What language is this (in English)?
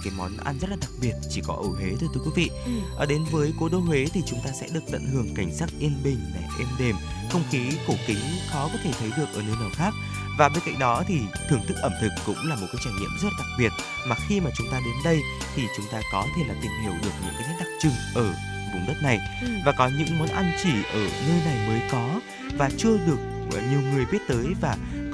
Vietnamese